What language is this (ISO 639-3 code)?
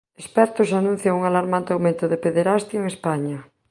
glg